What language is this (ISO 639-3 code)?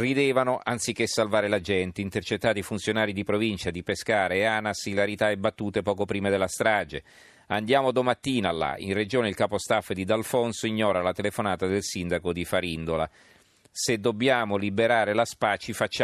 ita